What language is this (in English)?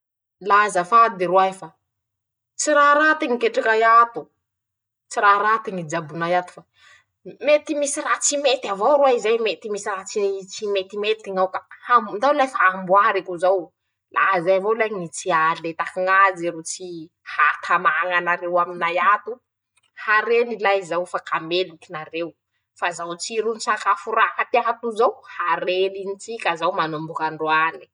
Masikoro Malagasy